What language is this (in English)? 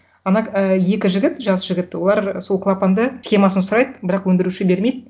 Kazakh